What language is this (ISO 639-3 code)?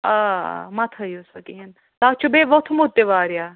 kas